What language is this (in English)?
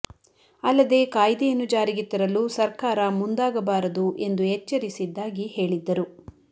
Kannada